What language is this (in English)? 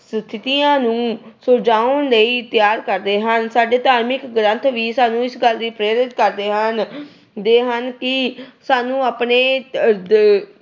Punjabi